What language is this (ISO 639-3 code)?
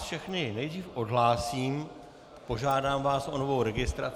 ces